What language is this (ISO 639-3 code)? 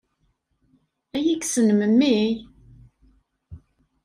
kab